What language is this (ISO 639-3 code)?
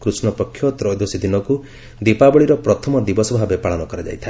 ori